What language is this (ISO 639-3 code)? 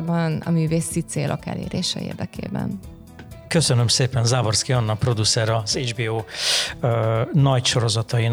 hun